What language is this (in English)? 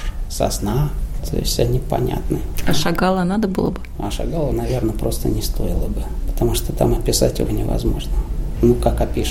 Russian